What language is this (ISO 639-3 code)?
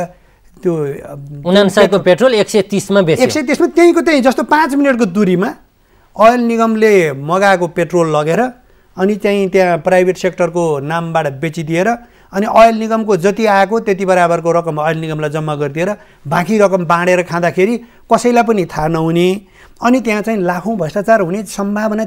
ron